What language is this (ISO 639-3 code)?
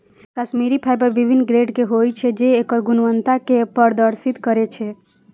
mai